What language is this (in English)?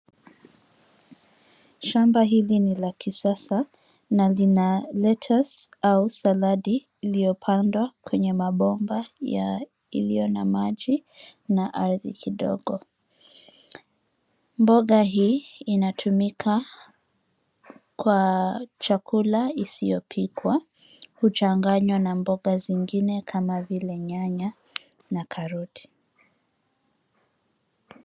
Swahili